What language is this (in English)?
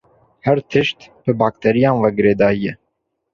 Kurdish